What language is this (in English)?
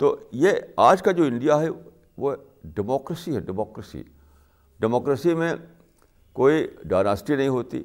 Urdu